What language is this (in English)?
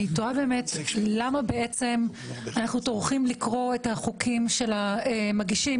Hebrew